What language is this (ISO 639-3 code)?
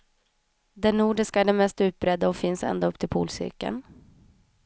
swe